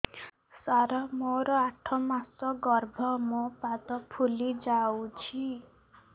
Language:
Odia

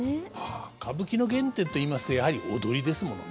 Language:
Japanese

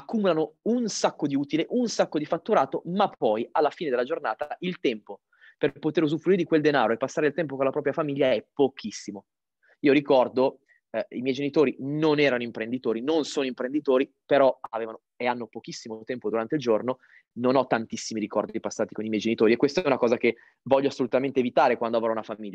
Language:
Italian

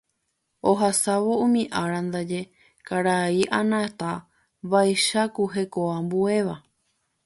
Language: Guarani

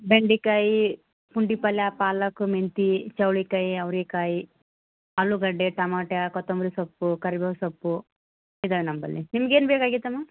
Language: Kannada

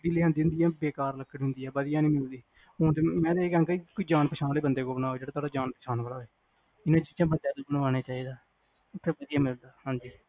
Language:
Punjabi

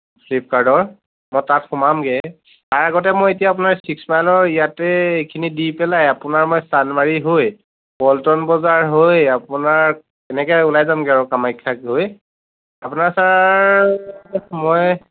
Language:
Assamese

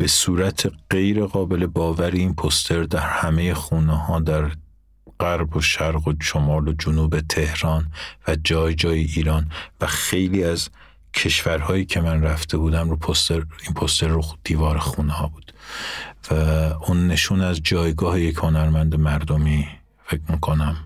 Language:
Persian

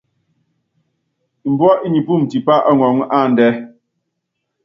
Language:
Yangben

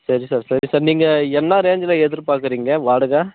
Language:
Tamil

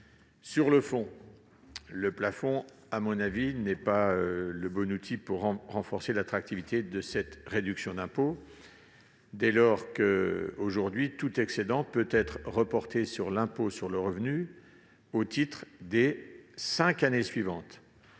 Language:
French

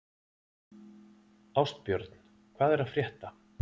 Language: Icelandic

